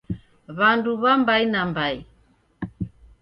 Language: Taita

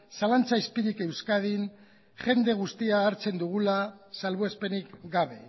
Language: Basque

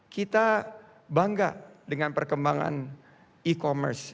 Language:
Indonesian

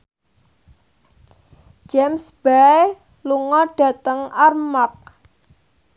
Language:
Javanese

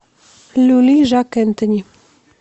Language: Russian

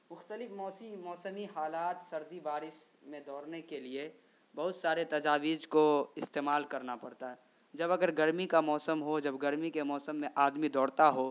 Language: Urdu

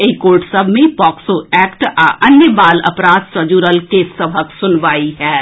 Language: Maithili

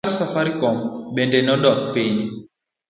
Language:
Luo (Kenya and Tanzania)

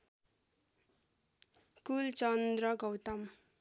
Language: Nepali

